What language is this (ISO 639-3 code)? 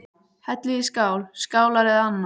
isl